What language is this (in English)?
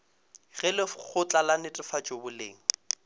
Northern Sotho